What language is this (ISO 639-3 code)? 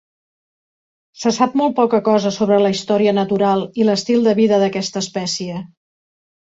cat